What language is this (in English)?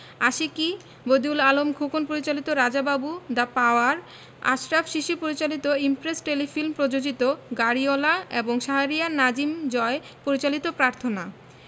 Bangla